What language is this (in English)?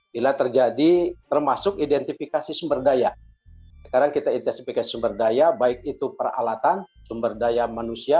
Indonesian